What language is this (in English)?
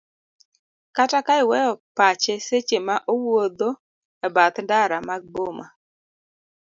Luo (Kenya and Tanzania)